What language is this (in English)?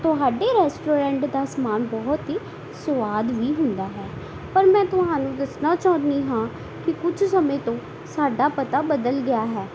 Punjabi